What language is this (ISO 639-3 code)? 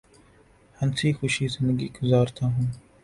urd